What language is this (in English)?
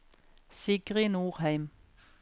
Norwegian